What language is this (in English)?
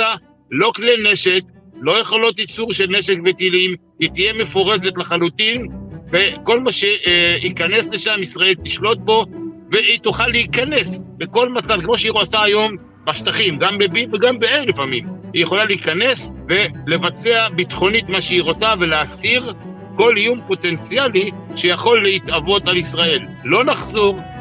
Hebrew